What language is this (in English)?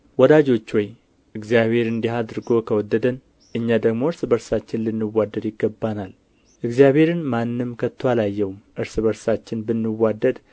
Amharic